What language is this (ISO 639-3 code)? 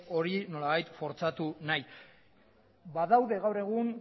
eus